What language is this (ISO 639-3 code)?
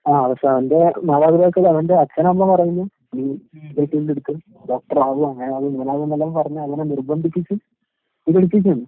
mal